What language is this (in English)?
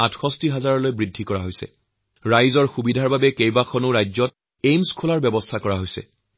Assamese